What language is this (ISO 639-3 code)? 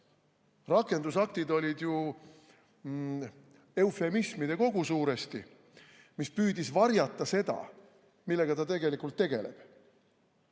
est